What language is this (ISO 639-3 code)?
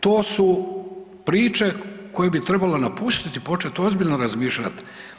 hrv